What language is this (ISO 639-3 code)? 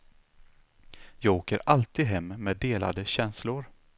swe